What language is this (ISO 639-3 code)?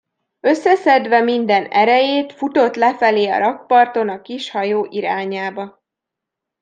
hun